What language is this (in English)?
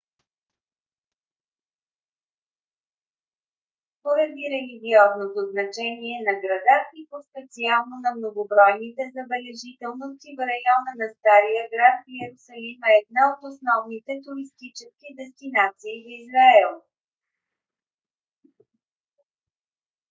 Bulgarian